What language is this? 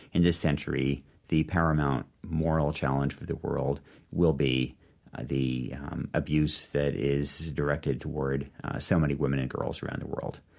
English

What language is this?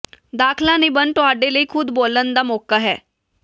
Punjabi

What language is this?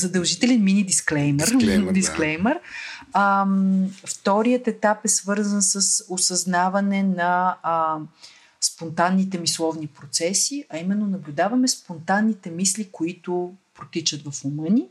Bulgarian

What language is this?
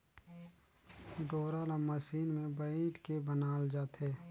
Chhattisgarhi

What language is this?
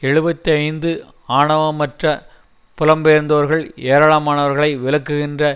Tamil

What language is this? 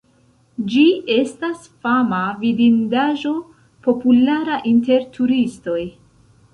Esperanto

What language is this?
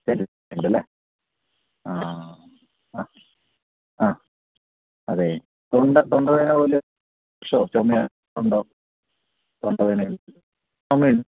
Malayalam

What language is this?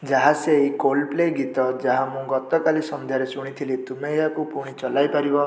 Odia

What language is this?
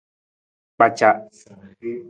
Nawdm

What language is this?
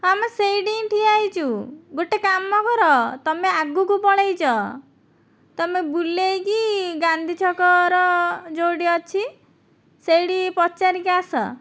Odia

